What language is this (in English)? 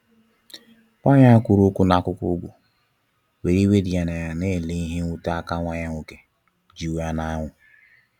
Igbo